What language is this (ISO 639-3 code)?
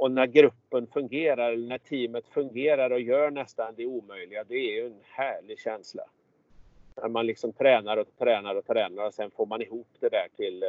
swe